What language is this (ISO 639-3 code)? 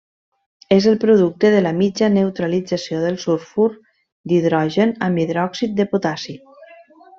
cat